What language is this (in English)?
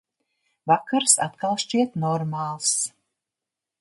Latvian